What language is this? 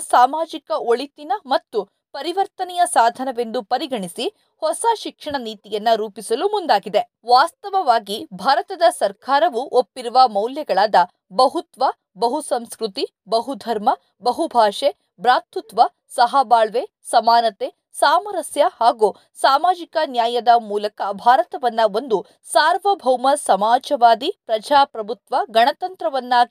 Kannada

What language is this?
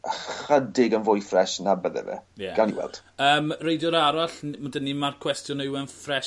Welsh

